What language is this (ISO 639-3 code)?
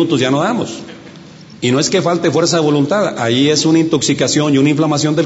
spa